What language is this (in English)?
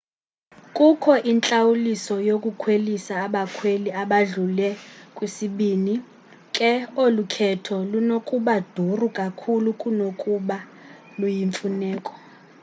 Xhosa